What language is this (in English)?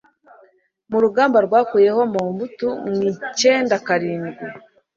Kinyarwanda